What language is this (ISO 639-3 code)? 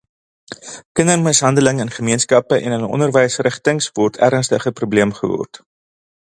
afr